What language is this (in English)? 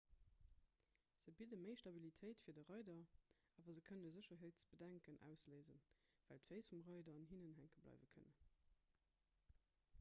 Luxembourgish